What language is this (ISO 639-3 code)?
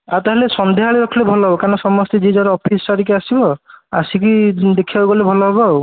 ori